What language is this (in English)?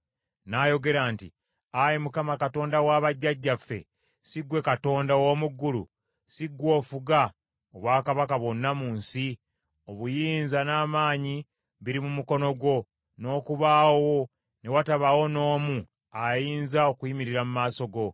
Ganda